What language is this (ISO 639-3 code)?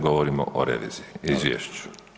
hrv